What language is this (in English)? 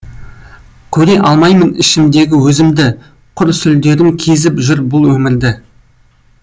Kazakh